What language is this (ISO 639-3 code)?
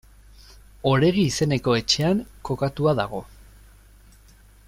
eus